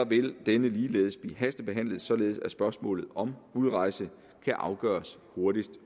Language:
Danish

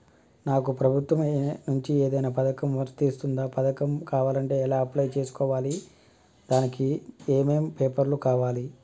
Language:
Telugu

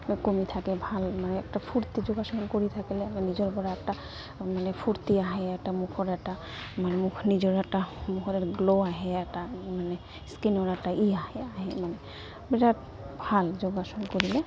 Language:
Assamese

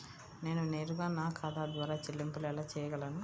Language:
Telugu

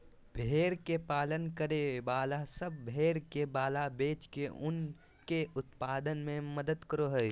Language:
Magahi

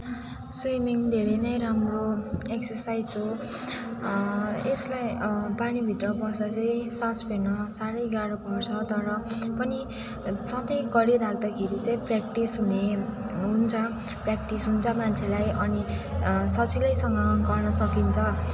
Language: Nepali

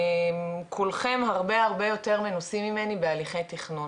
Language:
Hebrew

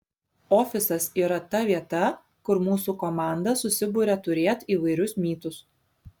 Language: Lithuanian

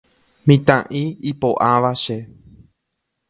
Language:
Guarani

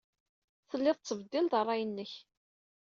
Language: Kabyle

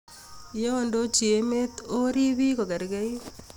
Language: Kalenjin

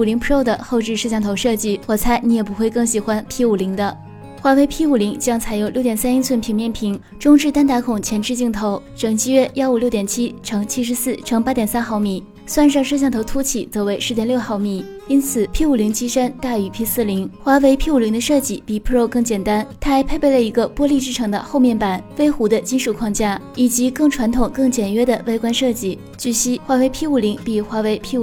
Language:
Chinese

